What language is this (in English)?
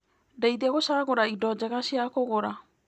Kikuyu